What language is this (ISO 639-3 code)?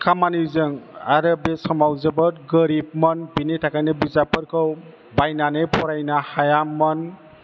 brx